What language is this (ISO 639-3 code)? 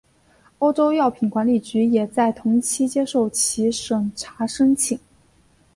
zho